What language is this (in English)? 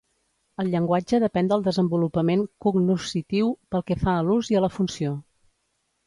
Catalan